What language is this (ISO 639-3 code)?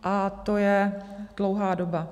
ces